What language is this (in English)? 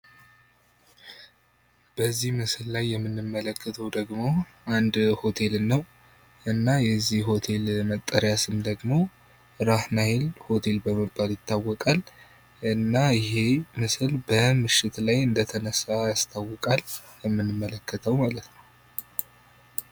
Amharic